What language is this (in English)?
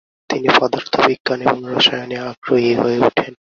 Bangla